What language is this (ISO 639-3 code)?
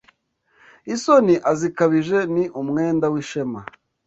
kin